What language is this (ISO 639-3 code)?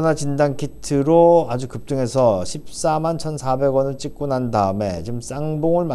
kor